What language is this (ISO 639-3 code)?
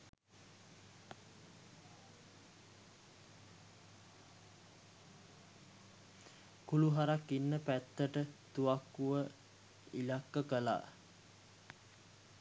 sin